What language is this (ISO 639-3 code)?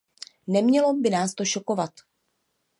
ces